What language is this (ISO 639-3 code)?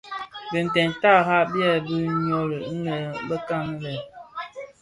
ksf